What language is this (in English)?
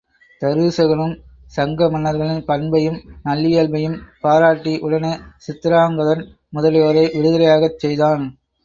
Tamil